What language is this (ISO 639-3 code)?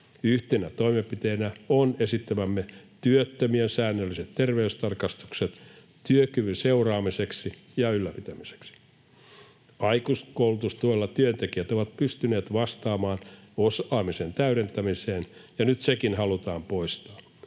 fin